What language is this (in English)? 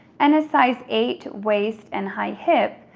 English